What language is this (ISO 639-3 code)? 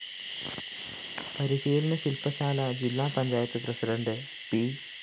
mal